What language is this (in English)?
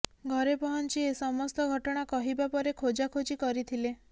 Odia